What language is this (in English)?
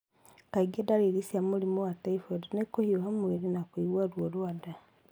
Kikuyu